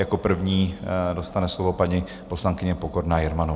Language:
Czech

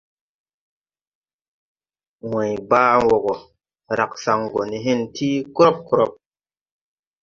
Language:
Tupuri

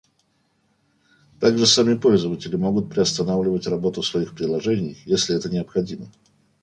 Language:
Russian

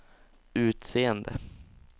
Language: Swedish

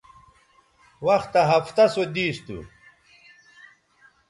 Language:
Bateri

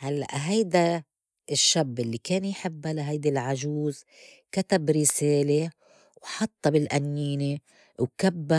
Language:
North Levantine Arabic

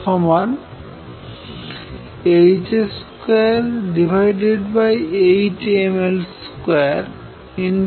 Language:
Bangla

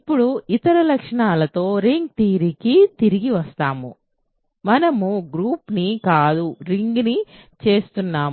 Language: Telugu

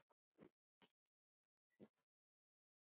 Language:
Icelandic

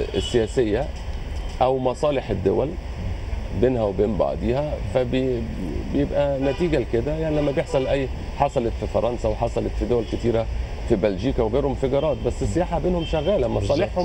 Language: Arabic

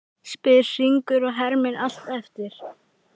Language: Icelandic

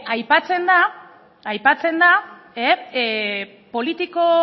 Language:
Basque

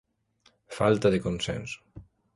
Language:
Galician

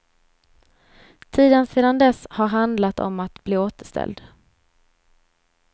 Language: Swedish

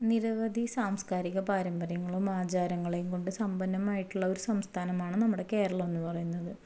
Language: Malayalam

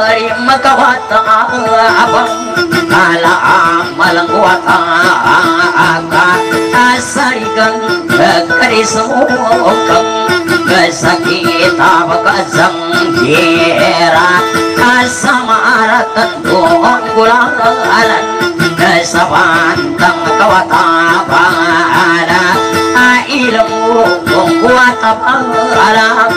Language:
Thai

